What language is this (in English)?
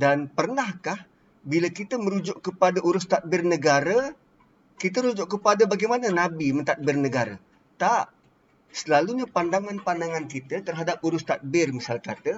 Malay